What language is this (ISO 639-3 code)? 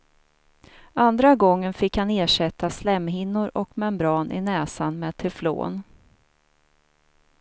swe